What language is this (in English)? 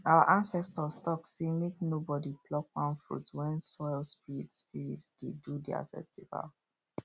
Nigerian Pidgin